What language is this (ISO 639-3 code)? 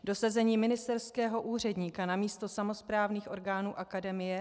ces